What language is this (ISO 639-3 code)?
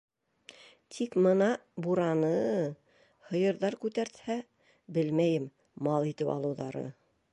bak